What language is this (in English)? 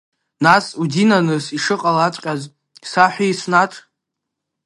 Abkhazian